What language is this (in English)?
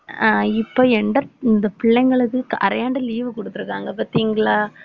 Tamil